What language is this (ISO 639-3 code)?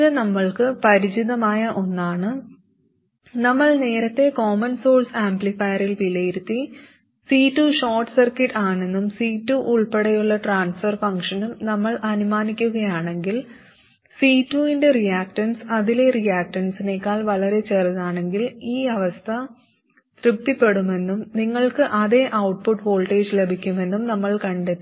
mal